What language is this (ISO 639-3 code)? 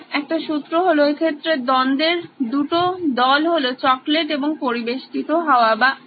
ben